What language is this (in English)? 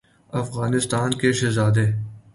Urdu